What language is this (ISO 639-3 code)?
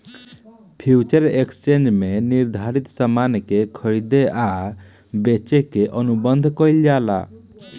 bho